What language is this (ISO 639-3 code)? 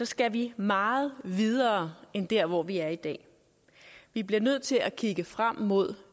dan